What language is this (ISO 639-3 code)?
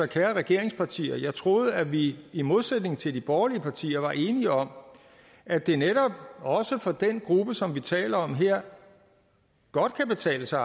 dan